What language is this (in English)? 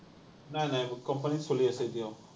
Assamese